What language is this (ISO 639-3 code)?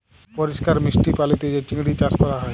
ben